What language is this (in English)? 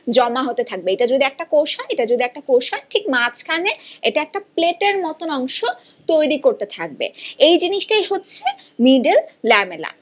Bangla